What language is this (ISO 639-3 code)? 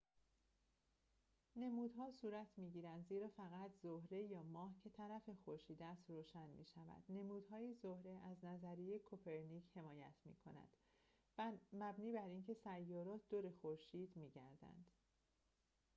fas